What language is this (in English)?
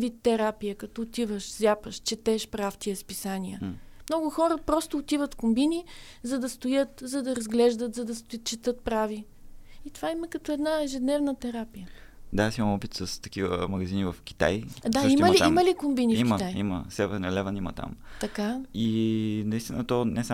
Bulgarian